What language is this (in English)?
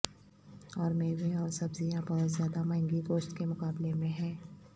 Urdu